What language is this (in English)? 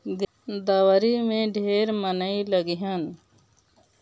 Bhojpuri